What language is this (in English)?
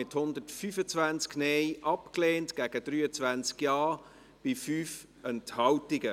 Swiss German